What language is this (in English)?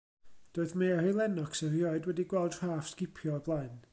Welsh